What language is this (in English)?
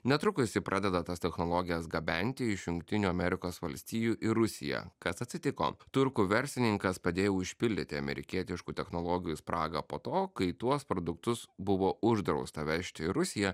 Lithuanian